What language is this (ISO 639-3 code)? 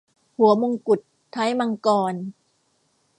tha